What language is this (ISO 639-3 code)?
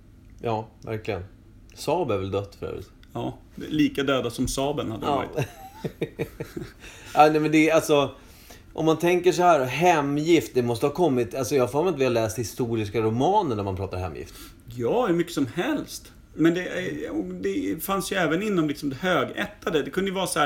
swe